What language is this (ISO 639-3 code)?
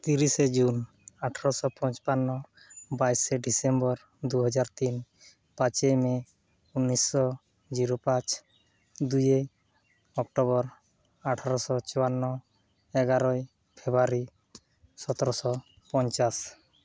sat